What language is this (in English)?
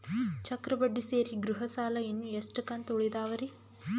Kannada